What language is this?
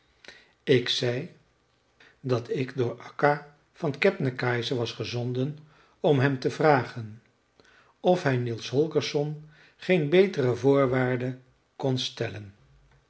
Dutch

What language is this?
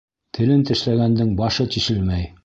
Bashkir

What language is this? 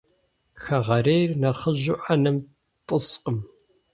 Kabardian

